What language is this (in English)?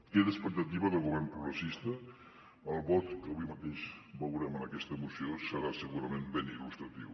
Catalan